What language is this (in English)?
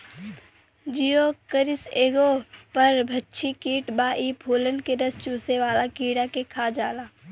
Bhojpuri